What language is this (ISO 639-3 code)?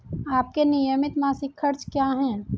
hin